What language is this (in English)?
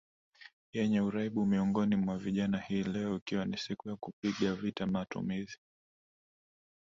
Swahili